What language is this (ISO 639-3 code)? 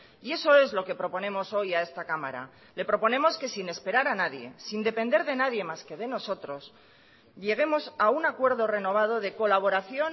spa